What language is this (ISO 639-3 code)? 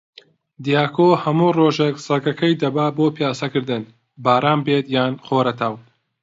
ckb